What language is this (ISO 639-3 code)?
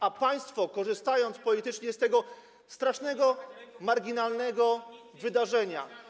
pol